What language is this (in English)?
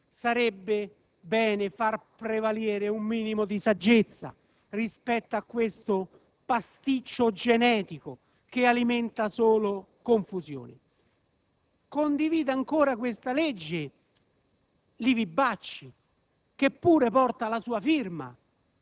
Italian